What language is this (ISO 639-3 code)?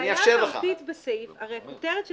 heb